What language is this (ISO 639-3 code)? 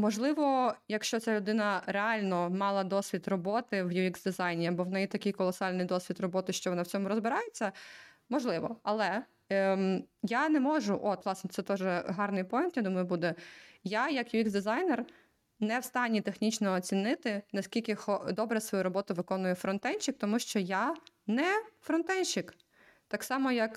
ukr